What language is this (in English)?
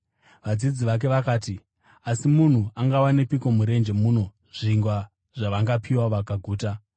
Shona